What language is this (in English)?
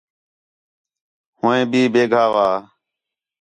Khetrani